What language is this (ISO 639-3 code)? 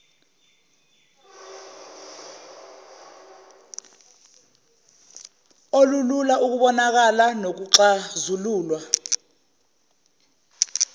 zul